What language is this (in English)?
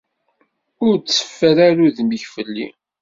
Kabyle